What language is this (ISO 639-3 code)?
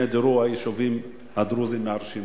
heb